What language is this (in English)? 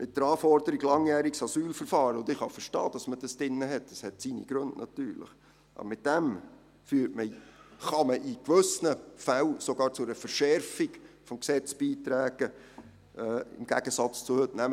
Swiss German